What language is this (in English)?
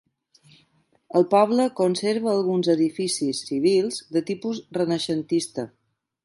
Catalan